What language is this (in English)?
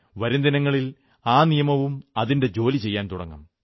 Malayalam